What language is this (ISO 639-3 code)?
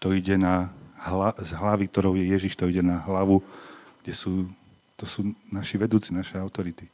slk